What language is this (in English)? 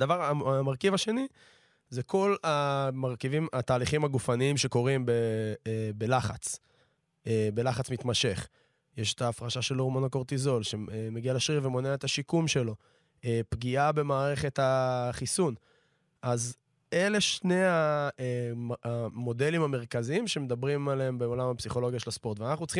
Hebrew